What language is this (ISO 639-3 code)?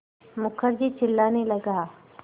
hin